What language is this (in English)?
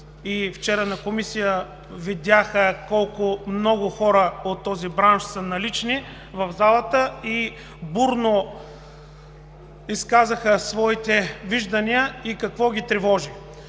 Bulgarian